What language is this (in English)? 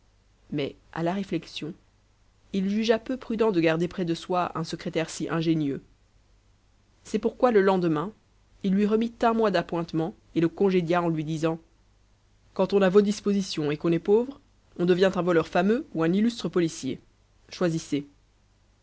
French